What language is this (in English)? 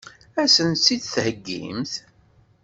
Kabyle